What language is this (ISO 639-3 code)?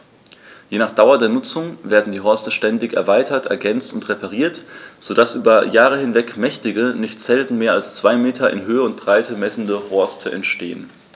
deu